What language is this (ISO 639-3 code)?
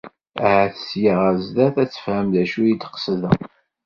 kab